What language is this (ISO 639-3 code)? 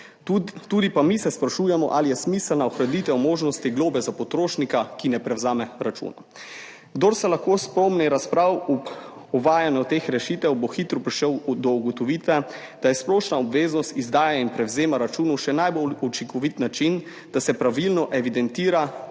slv